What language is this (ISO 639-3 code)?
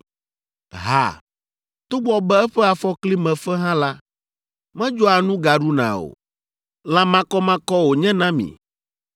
ewe